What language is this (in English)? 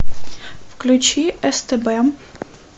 Russian